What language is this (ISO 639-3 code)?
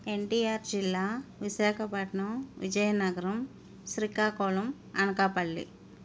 tel